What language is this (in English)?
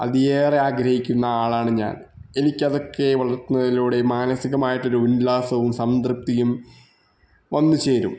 Malayalam